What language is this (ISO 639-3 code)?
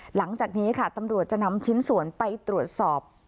tha